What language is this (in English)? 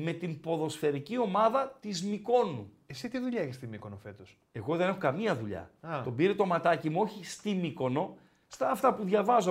Greek